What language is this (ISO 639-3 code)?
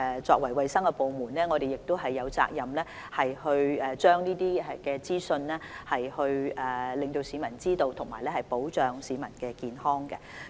yue